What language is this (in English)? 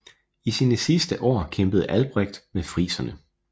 Danish